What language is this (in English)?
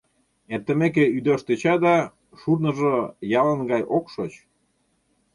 Mari